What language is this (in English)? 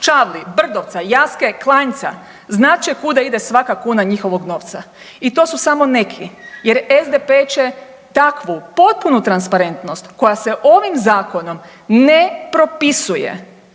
Croatian